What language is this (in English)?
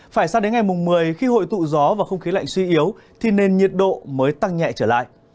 Vietnamese